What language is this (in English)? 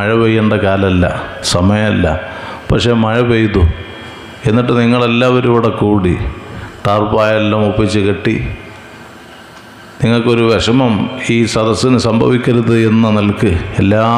Arabic